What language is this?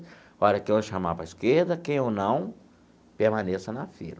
Portuguese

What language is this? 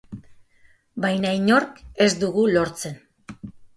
Basque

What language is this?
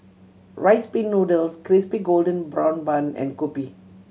English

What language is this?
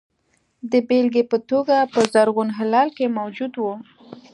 Pashto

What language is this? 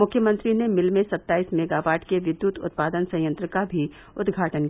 Hindi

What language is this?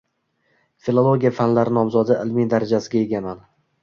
Uzbek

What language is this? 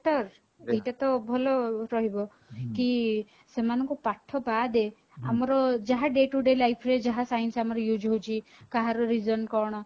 Odia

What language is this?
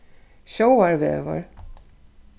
Faroese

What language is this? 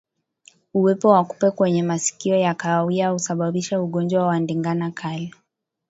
Swahili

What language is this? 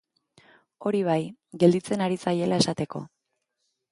Basque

